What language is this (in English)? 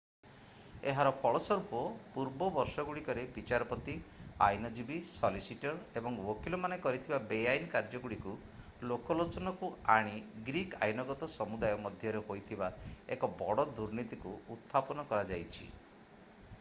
Odia